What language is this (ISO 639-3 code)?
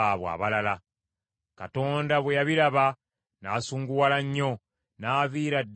lug